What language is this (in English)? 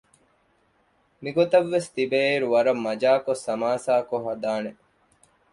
Divehi